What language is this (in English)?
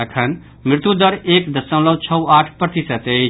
Maithili